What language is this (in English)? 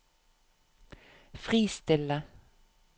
Norwegian